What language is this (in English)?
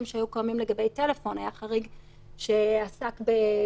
Hebrew